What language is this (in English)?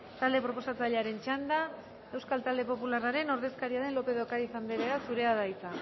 Basque